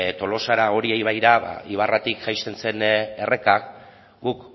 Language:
Basque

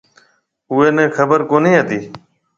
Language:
Marwari (Pakistan)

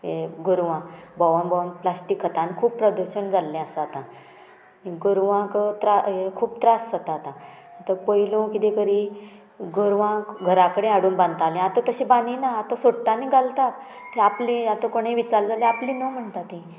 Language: Konkani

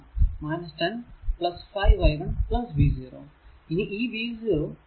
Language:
Malayalam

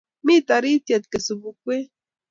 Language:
Kalenjin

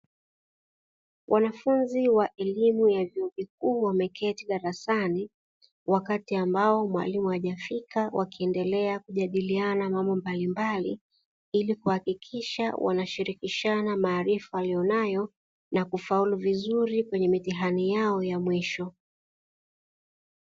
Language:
Swahili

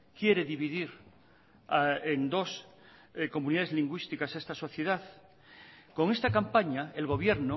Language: Spanish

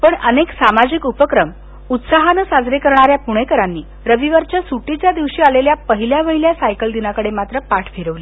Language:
Marathi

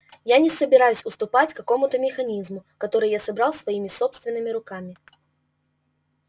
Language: Russian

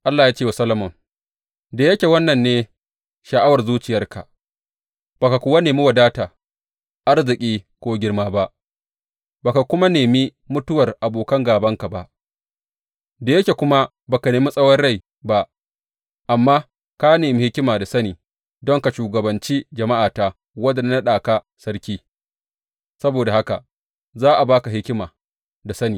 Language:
Hausa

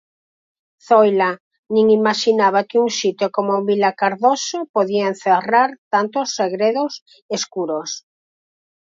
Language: Galician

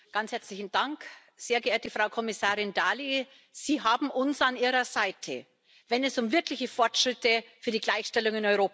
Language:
German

